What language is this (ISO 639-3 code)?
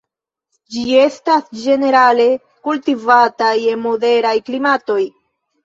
epo